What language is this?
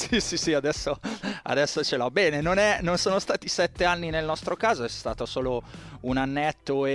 Italian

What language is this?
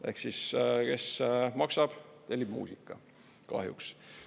Estonian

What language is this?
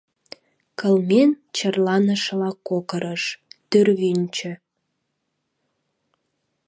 Mari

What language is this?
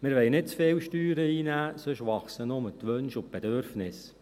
Swiss German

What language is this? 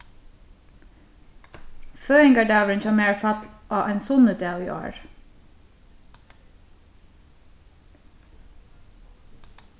Faroese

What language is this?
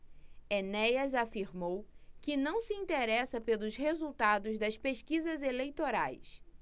Portuguese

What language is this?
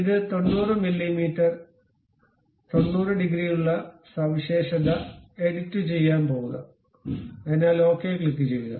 Malayalam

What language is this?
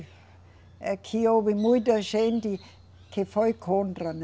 Portuguese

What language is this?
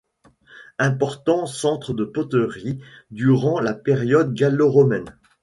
French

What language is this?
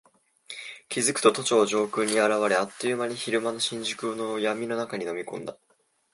Japanese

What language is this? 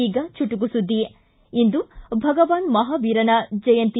Kannada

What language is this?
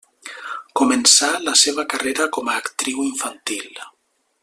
Catalan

